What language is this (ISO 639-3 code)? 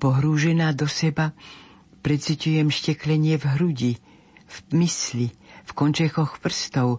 slk